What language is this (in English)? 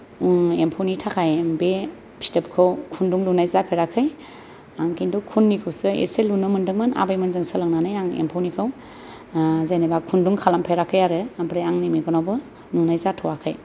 Bodo